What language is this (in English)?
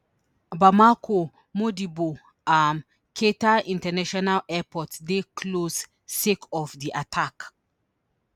Nigerian Pidgin